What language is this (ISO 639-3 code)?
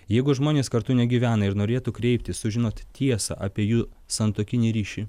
lit